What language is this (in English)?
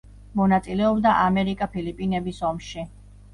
Georgian